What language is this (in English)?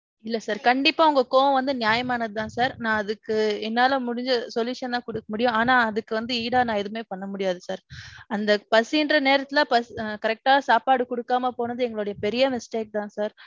Tamil